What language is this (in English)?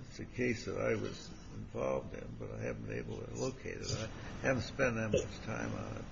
English